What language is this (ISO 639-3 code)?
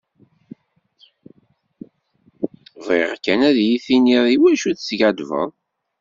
kab